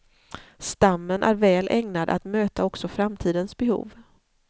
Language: Swedish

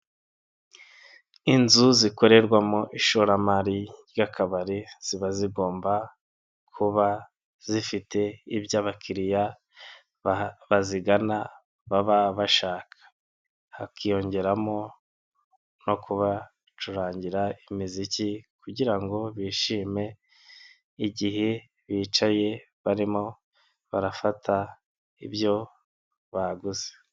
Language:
Kinyarwanda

